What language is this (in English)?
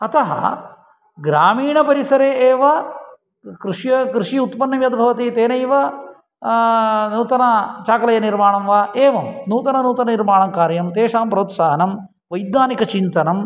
Sanskrit